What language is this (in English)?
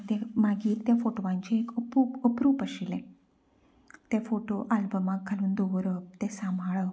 Konkani